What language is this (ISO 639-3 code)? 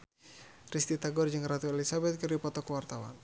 sun